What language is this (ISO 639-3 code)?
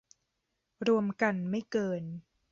tha